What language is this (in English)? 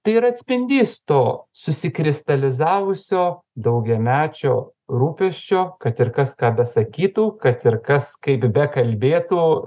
Lithuanian